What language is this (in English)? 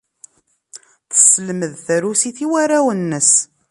Kabyle